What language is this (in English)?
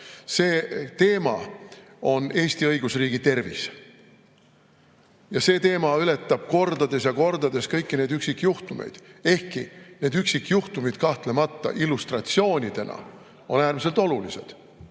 Estonian